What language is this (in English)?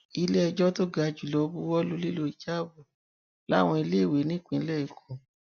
Yoruba